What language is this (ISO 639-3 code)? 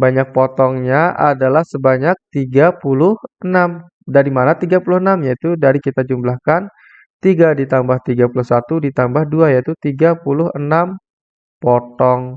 ind